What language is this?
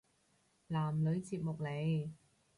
Cantonese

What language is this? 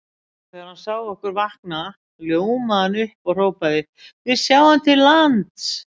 Icelandic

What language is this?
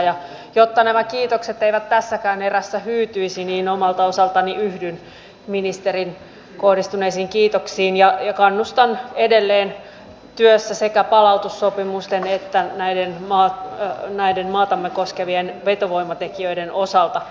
Finnish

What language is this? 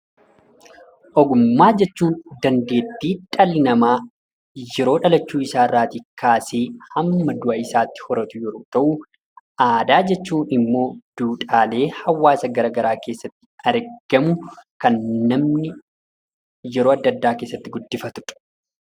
Oromo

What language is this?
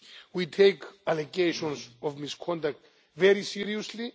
English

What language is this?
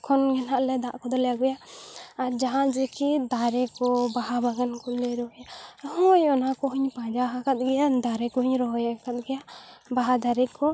Santali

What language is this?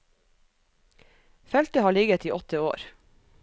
Norwegian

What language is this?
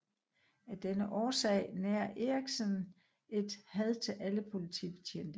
Danish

